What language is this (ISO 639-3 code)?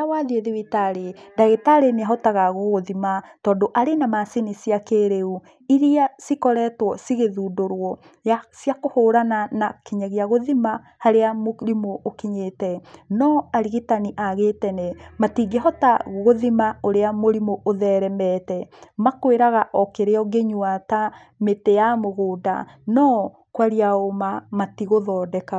kik